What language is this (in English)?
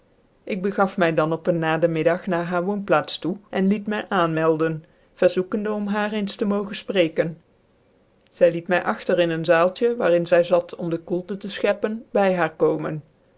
Dutch